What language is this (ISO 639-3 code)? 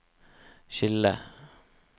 nor